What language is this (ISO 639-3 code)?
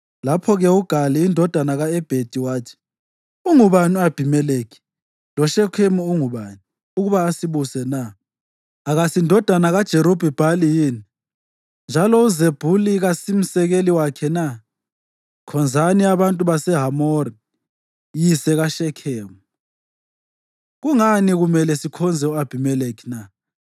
nde